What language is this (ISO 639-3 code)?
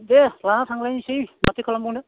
brx